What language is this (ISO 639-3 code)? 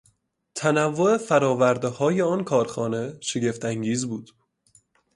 fas